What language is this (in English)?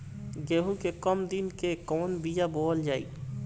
Bhojpuri